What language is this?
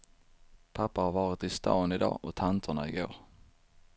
Swedish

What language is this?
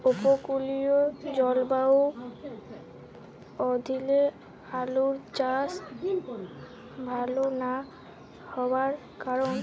Bangla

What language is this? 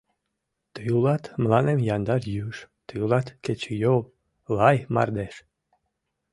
Mari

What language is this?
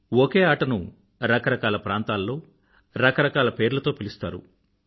Telugu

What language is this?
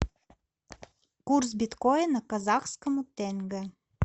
Russian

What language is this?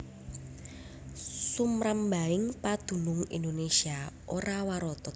Javanese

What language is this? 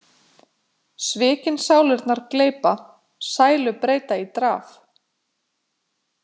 Icelandic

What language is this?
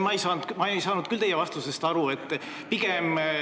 Estonian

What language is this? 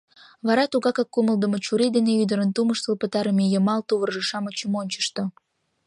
Mari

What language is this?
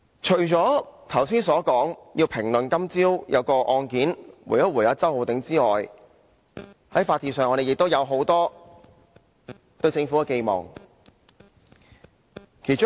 Cantonese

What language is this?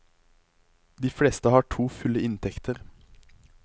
Norwegian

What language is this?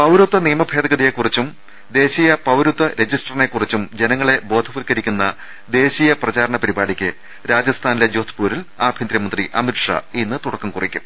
Malayalam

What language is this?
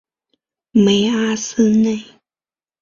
Chinese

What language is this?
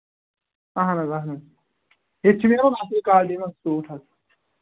Kashmiri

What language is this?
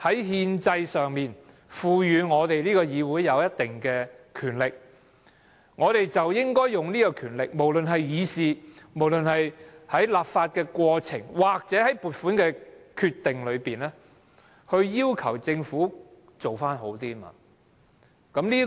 Cantonese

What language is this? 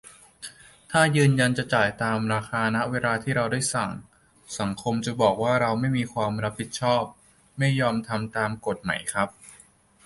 Thai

